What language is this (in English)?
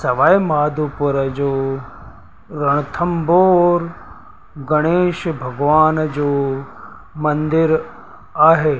Sindhi